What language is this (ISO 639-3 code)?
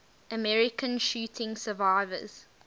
eng